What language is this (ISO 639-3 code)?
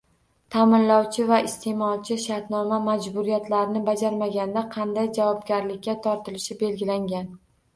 uzb